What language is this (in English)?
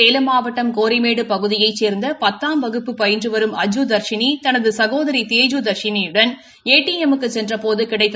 Tamil